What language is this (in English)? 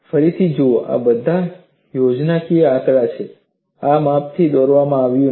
Gujarati